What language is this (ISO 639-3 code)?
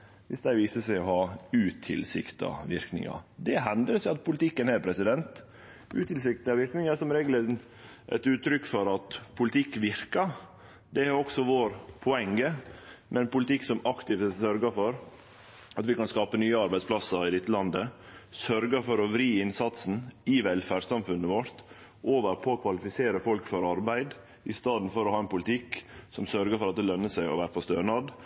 nno